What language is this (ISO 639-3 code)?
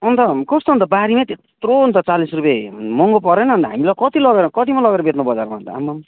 nep